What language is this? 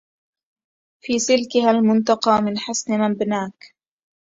Arabic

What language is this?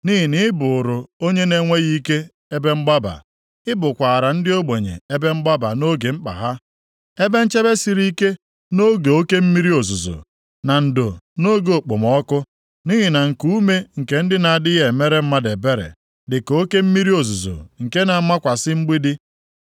Igbo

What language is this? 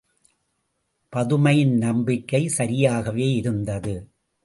Tamil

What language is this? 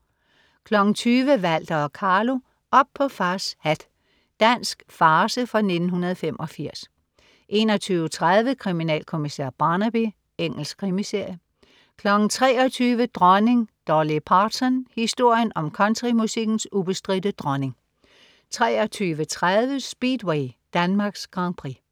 Danish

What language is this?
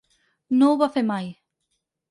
Catalan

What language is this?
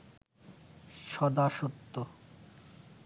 Bangla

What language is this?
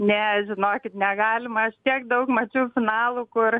Lithuanian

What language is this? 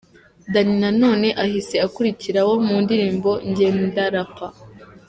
Kinyarwanda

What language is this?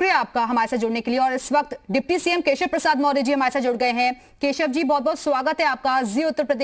Hindi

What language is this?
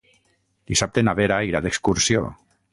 Catalan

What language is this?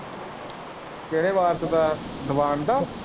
Punjabi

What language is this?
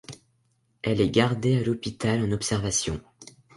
French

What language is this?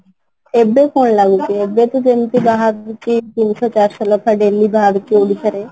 Odia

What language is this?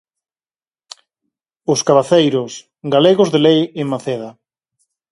Galician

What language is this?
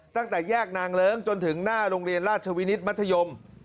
Thai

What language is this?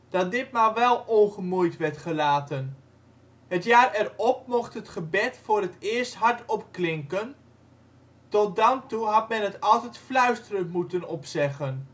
Dutch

